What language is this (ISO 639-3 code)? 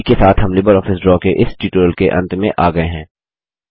hin